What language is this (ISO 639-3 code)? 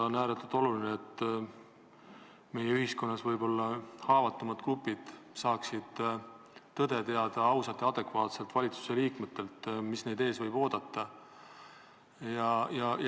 est